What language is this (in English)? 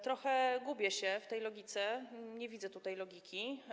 Polish